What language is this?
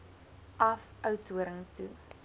Afrikaans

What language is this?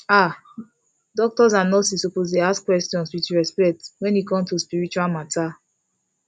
Nigerian Pidgin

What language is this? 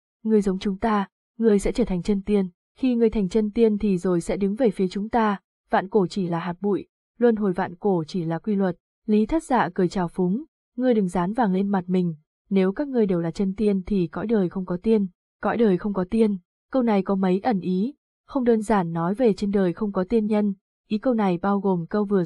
Vietnamese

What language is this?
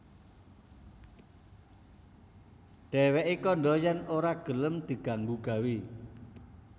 Javanese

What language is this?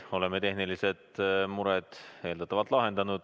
Estonian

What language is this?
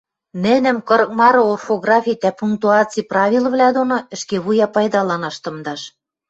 Western Mari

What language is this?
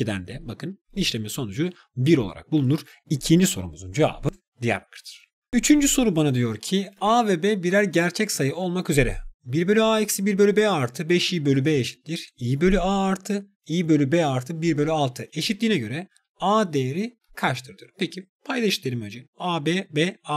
Turkish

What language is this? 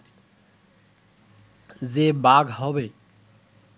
Bangla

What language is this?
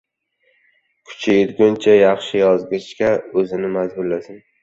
Uzbek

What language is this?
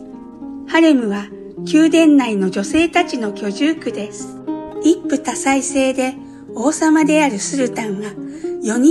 Japanese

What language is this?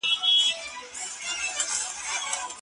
Pashto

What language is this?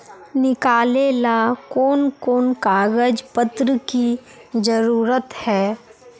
Magahi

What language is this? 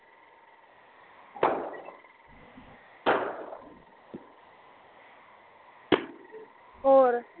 Punjabi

